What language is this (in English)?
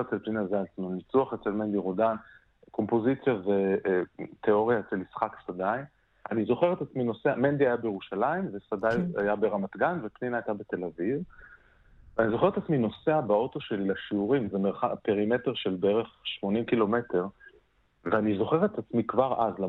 Hebrew